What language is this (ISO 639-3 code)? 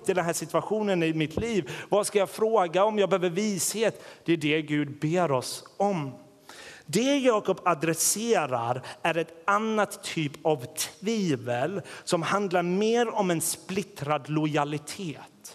swe